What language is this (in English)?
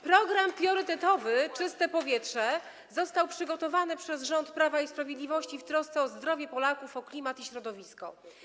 Polish